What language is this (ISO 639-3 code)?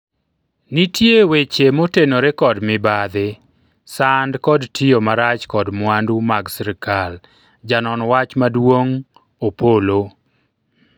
luo